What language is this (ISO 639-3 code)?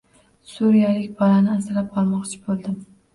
uzb